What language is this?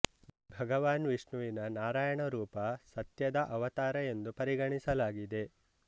Kannada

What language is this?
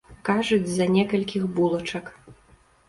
Belarusian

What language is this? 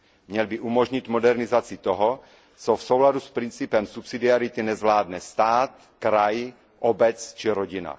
Czech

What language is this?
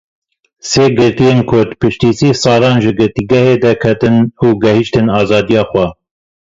Kurdish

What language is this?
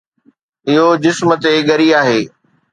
Sindhi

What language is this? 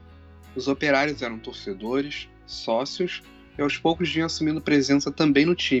Portuguese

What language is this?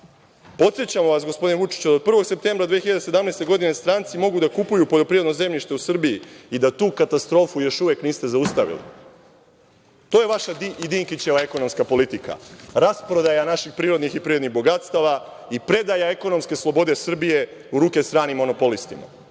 Serbian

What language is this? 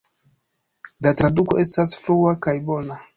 Esperanto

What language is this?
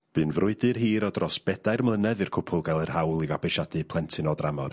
Welsh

